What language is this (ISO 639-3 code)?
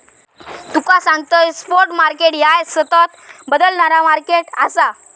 mar